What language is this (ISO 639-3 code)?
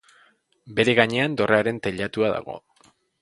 eus